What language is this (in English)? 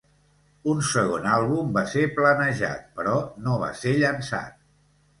Catalan